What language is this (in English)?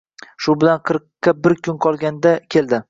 Uzbek